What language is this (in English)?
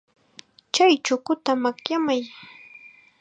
Chiquián Ancash Quechua